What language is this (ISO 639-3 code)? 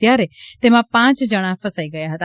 guj